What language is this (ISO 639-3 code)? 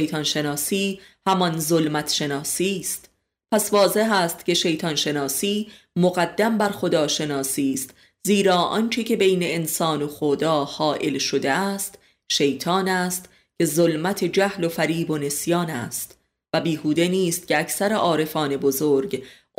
fas